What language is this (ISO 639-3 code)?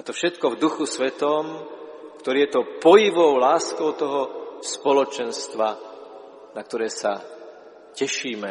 slk